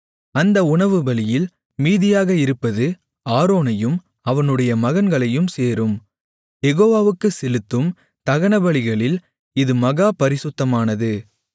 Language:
Tamil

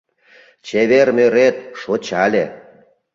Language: Mari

